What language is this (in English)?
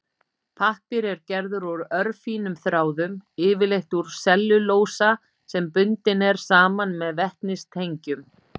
Icelandic